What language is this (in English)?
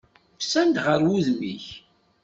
Kabyle